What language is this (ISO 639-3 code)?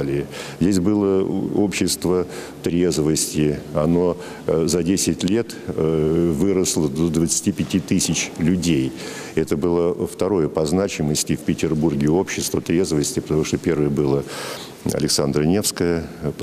rus